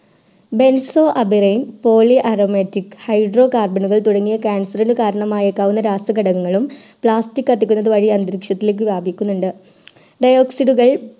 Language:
Malayalam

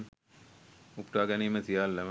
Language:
Sinhala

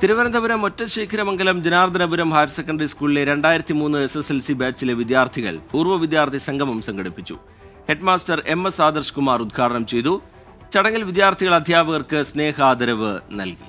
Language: Malayalam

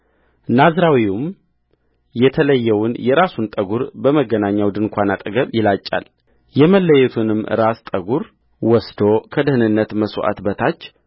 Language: Amharic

